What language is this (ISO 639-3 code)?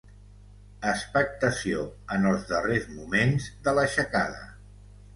cat